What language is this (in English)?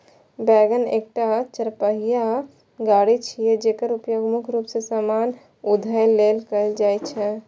Maithili